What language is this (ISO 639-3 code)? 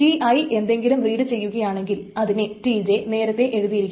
mal